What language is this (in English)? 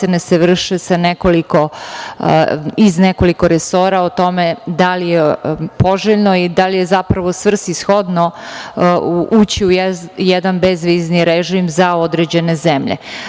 Serbian